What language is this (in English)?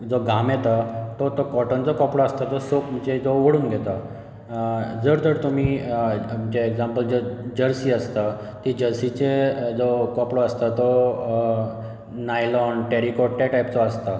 Konkani